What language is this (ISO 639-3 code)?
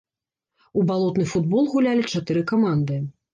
bel